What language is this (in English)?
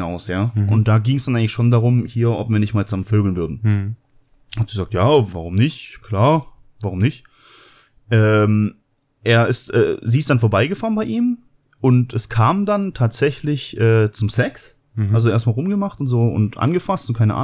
German